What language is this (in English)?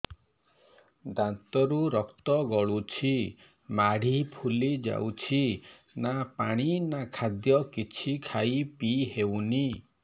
Odia